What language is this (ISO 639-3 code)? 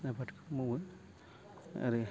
brx